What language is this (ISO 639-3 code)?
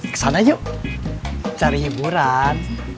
ind